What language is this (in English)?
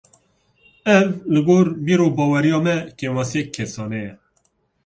Kurdish